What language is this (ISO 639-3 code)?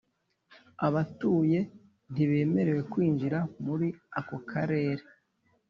kin